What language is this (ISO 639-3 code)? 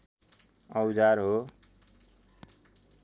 nep